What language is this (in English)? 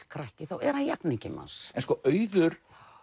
Icelandic